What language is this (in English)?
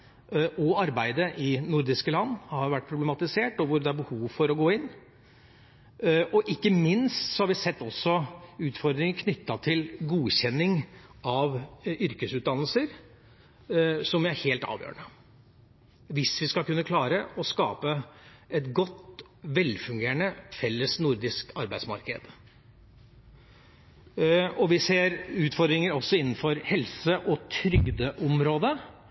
Norwegian Bokmål